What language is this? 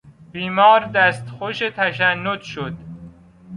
Persian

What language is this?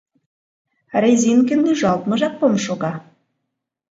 Mari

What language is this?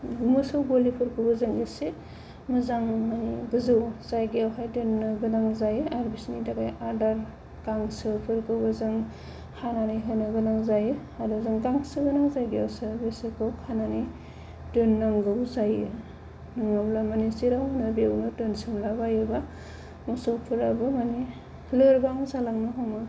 Bodo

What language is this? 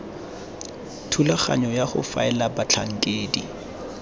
Tswana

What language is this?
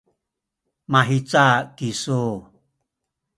Sakizaya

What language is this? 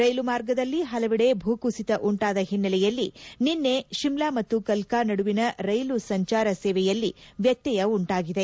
Kannada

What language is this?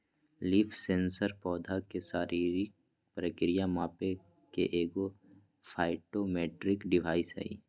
Magahi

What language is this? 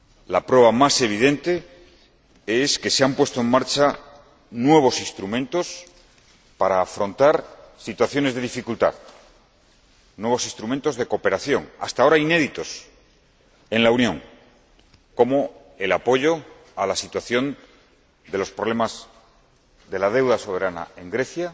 Spanish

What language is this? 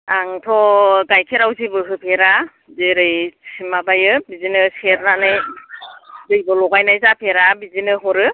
Bodo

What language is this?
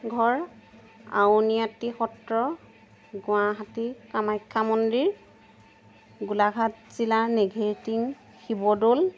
Assamese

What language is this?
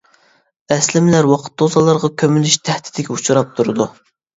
Uyghur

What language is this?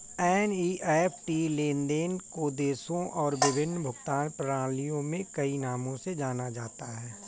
Hindi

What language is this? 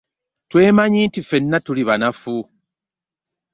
Ganda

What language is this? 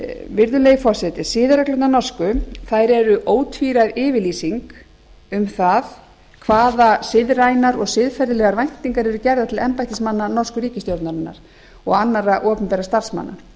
Icelandic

